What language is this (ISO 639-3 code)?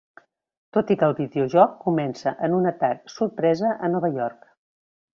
cat